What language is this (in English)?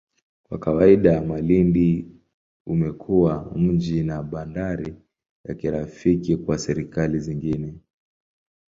Swahili